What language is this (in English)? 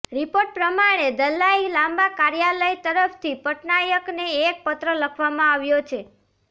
Gujarati